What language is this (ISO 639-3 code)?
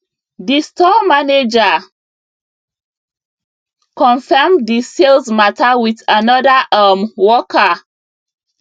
pcm